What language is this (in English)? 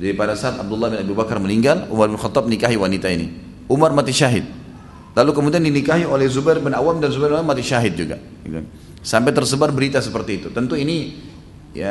Indonesian